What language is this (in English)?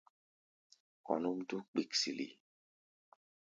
Gbaya